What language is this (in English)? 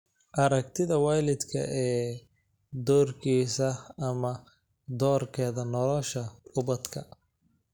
Somali